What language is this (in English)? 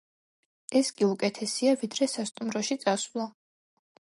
Georgian